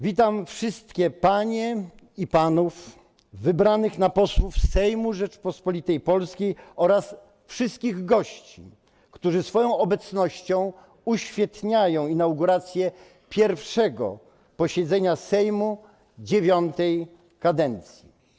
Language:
Polish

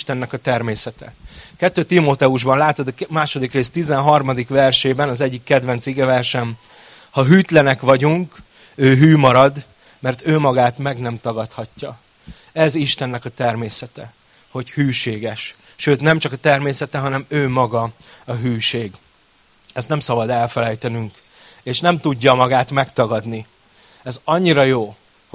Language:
Hungarian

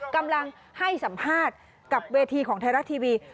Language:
Thai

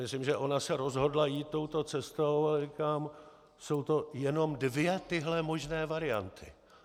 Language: Czech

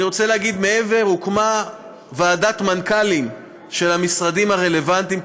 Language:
Hebrew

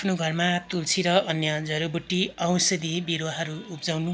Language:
Nepali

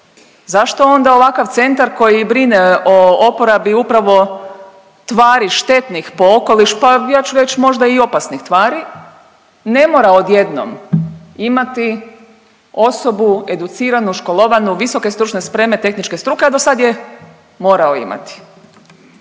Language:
Croatian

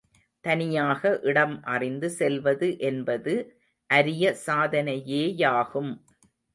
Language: Tamil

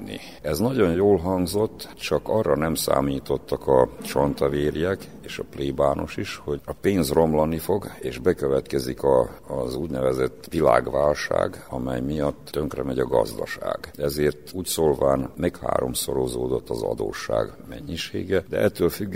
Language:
Hungarian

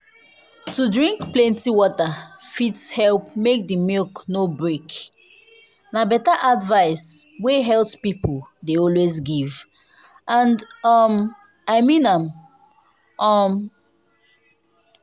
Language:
Nigerian Pidgin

